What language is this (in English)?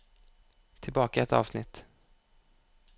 Norwegian